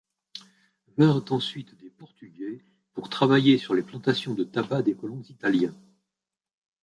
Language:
French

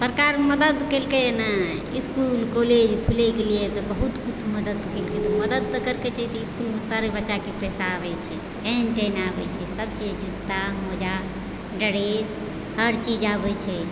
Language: Maithili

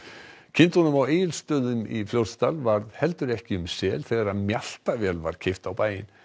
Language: Icelandic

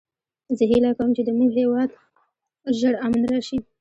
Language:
Pashto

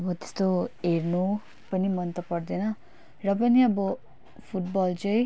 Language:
Nepali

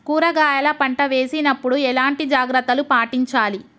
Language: Telugu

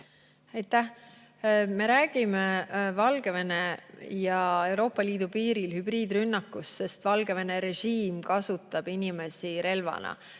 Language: Estonian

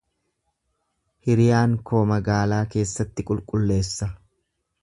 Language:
Oromo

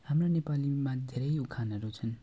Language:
Nepali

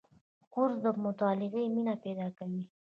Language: Pashto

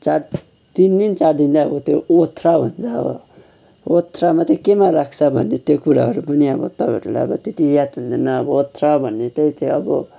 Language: Nepali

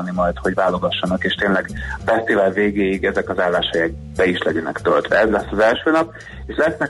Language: Hungarian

